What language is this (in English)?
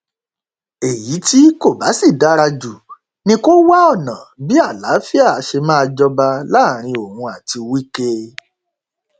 Yoruba